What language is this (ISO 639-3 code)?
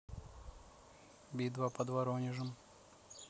rus